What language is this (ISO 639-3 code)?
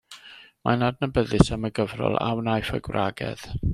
cym